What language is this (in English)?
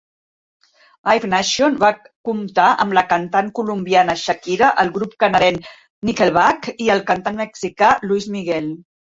Catalan